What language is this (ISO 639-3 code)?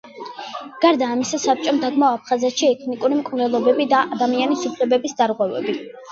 kat